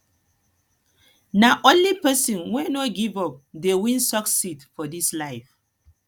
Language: Nigerian Pidgin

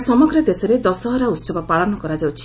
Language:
Odia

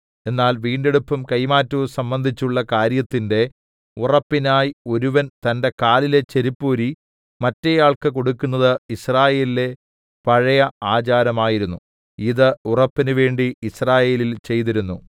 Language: Malayalam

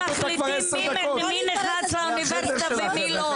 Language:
Hebrew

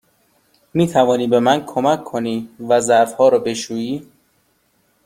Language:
Persian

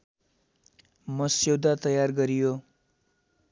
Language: Nepali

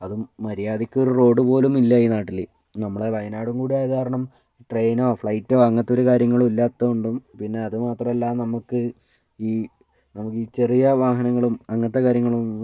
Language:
Malayalam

